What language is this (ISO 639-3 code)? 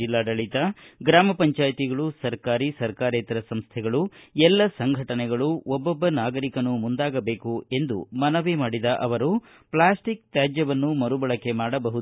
kan